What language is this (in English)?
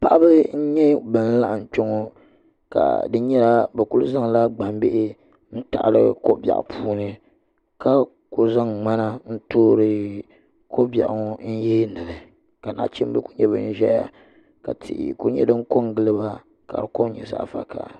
Dagbani